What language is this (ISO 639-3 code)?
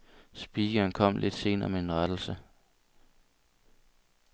dan